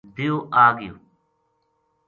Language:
Gujari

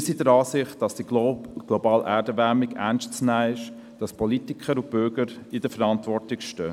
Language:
Swiss German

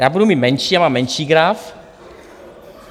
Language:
Czech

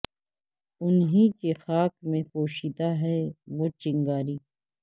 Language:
Urdu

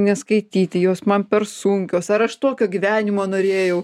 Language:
Lithuanian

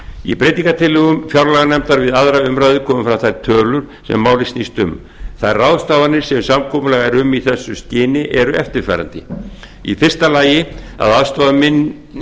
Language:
Icelandic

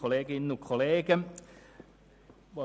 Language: Swiss German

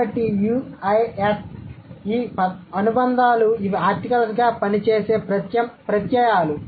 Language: Telugu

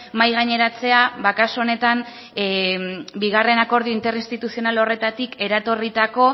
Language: Basque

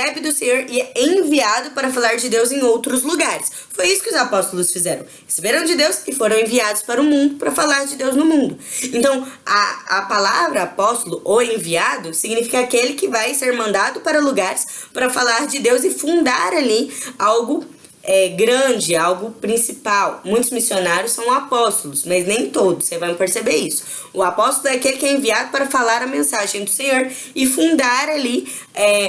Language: Portuguese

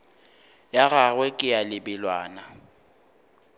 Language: Northern Sotho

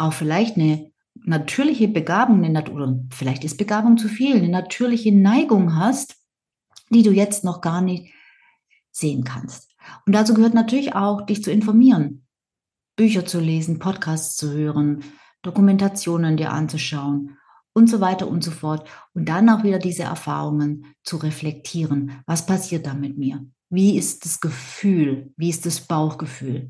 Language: German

